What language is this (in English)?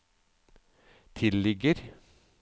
Norwegian